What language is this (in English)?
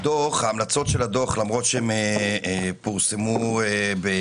Hebrew